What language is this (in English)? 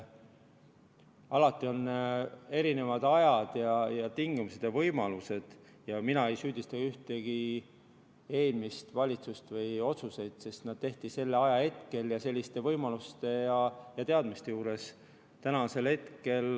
Estonian